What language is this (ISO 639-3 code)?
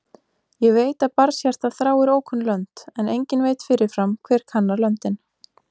isl